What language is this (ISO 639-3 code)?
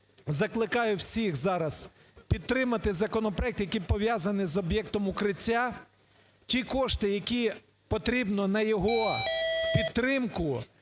ukr